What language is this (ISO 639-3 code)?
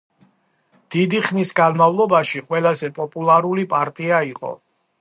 kat